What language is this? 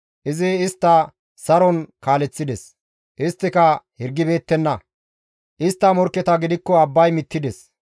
Gamo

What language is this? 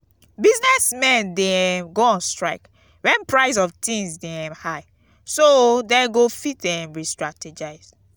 Nigerian Pidgin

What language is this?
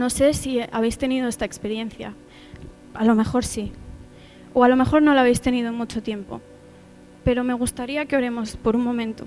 Spanish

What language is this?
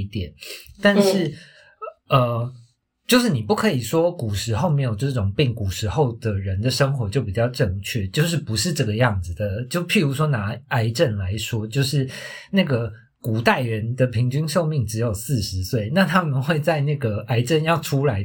Chinese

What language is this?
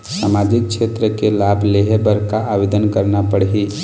Chhattisgarhi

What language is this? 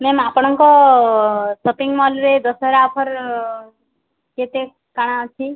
Odia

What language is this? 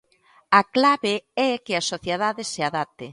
Galician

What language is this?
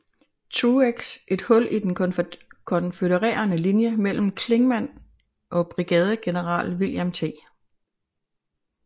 Danish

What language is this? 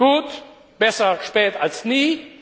German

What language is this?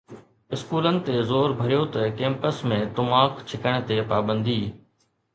Sindhi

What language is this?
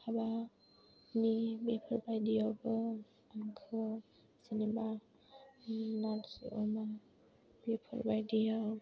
Bodo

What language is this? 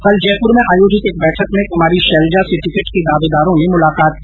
Hindi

